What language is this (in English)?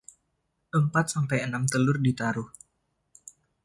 Indonesian